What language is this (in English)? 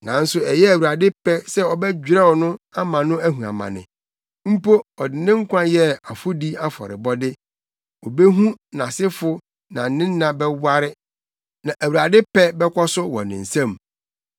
Akan